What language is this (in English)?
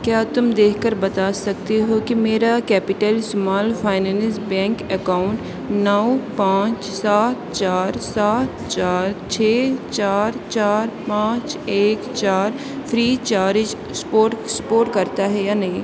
Urdu